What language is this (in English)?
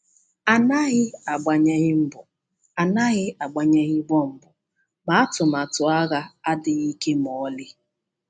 Igbo